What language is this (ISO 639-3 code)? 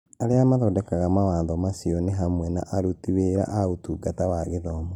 kik